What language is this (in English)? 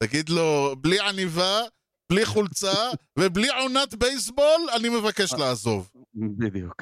Hebrew